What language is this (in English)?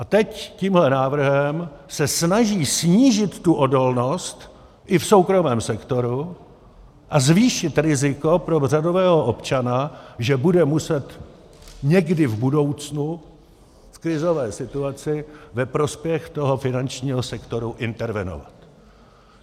Czech